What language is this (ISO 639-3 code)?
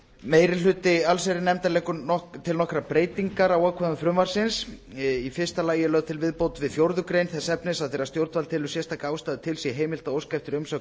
isl